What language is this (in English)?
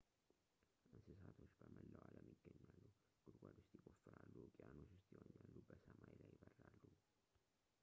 Amharic